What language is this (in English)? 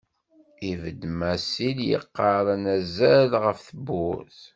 Kabyle